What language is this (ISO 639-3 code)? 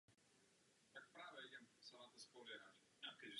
ces